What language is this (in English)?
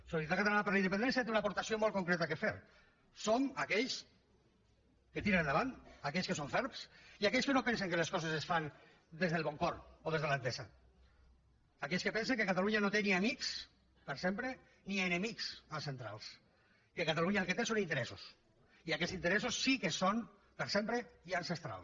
Catalan